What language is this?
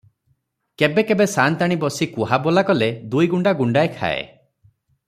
Odia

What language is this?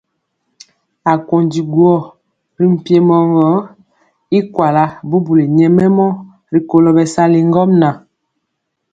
Mpiemo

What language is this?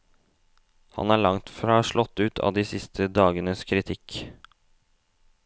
Norwegian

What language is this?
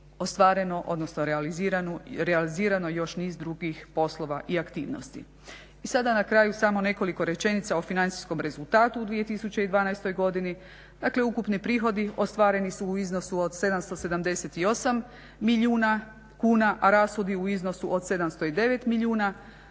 Croatian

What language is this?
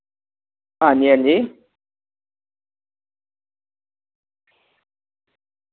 Dogri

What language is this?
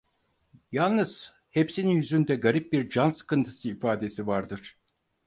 Turkish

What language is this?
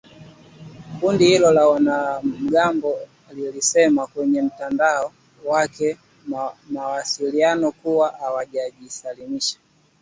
Swahili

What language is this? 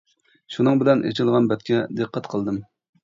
Uyghur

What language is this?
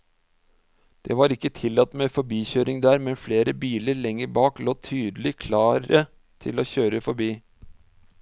Norwegian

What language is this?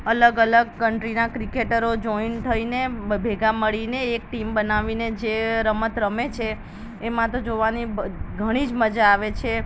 Gujarati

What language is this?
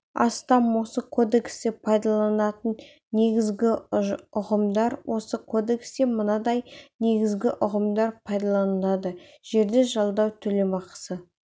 Kazakh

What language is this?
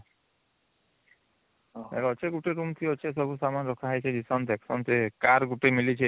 Odia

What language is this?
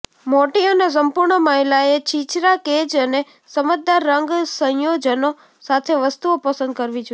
Gujarati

